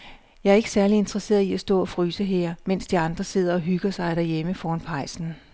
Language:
Danish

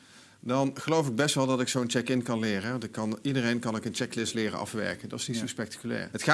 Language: Dutch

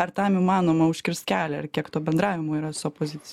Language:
Lithuanian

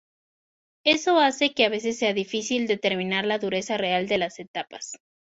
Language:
Spanish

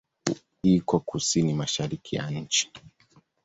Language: Swahili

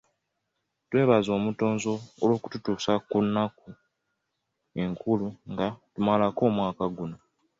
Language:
Ganda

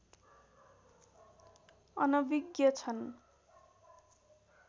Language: Nepali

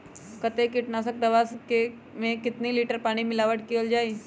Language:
Magahi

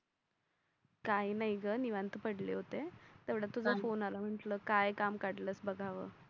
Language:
Marathi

